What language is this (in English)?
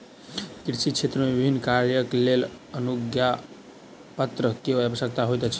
Maithili